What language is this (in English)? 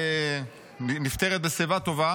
Hebrew